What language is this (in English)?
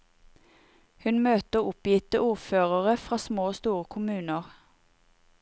Norwegian